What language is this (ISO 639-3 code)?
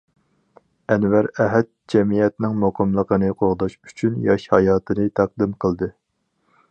uig